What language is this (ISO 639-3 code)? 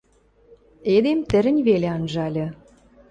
mrj